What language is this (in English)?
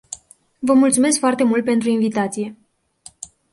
Romanian